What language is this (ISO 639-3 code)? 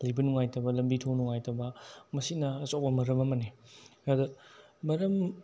mni